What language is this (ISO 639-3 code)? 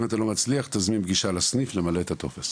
heb